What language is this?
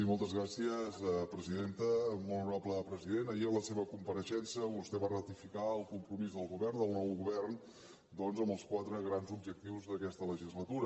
Catalan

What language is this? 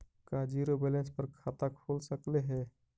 Magahi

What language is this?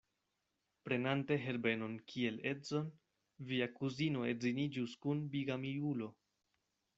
Esperanto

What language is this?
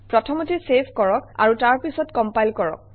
Assamese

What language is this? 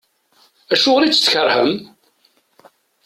Kabyle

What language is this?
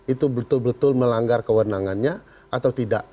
Indonesian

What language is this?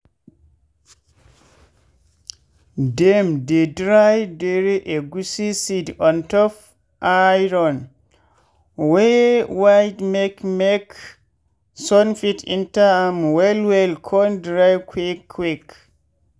Nigerian Pidgin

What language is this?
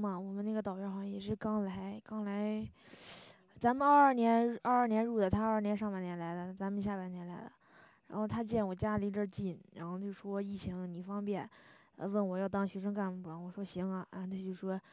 Chinese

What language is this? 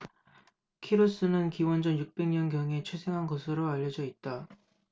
Korean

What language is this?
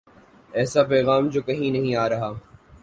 Urdu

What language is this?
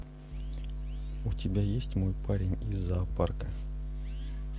Russian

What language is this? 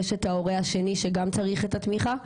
Hebrew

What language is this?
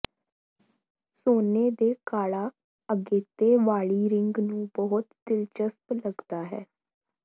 Punjabi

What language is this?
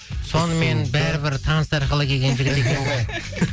Kazakh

